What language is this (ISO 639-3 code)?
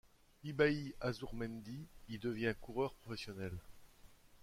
fra